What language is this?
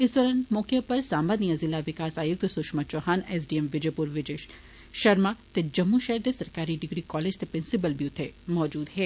Dogri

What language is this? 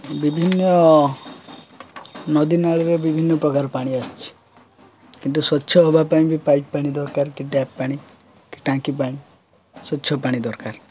Odia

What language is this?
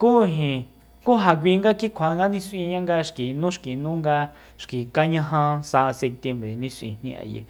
Soyaltepec Mazatec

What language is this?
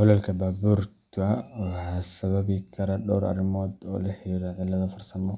Somali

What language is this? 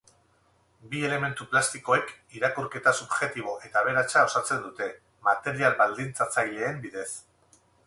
Basque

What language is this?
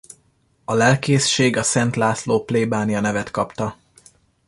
Hungarian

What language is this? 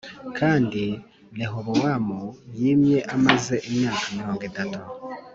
Kinyarwanda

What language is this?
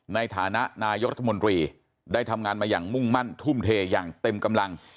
Thai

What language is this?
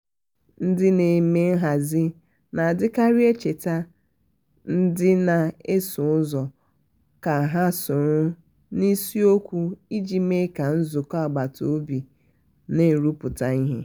Igbo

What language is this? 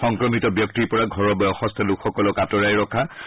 Assamese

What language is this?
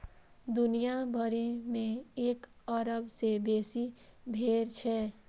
Maithili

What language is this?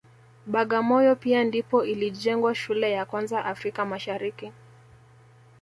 Swahili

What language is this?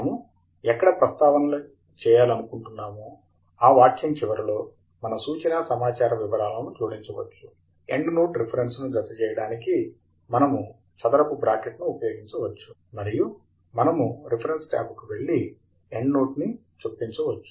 Telugu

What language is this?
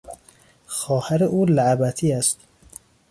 Persian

